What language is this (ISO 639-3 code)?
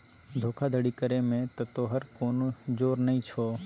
mai